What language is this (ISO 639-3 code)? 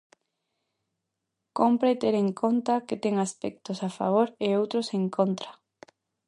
glg